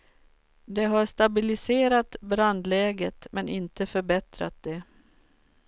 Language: Swedish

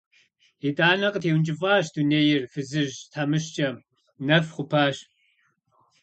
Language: Kabardian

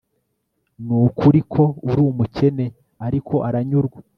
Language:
Kinyarwanda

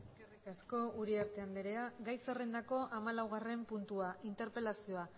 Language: Basque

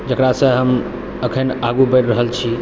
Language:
Maithili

